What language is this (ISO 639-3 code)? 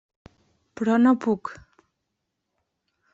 cat